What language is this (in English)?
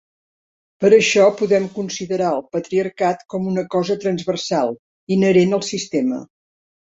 Catalan